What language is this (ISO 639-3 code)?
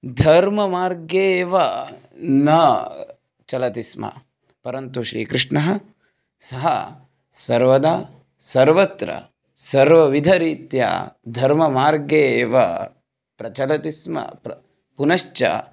san